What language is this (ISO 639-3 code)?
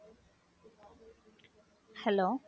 tam